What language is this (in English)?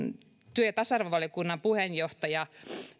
Finnish